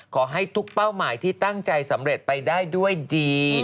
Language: Thai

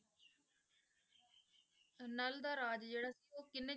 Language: Punjabi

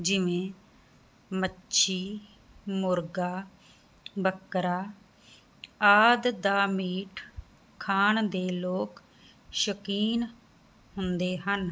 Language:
Punjabi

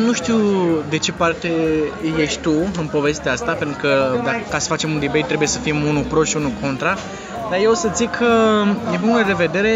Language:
Romanian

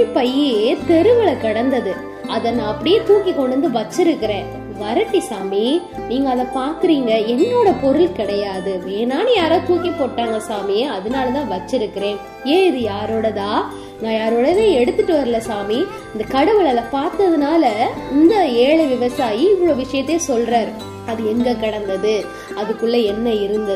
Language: Tamil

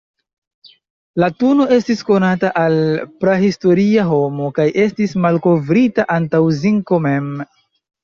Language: Esperanto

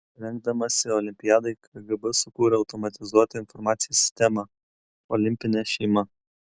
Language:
Lithuanian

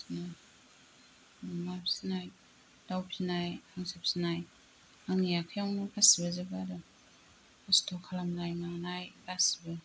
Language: Bodo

